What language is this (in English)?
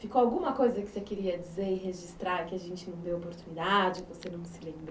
Portuguese